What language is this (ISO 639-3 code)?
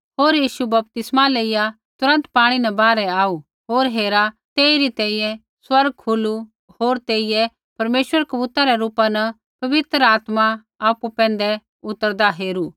kfx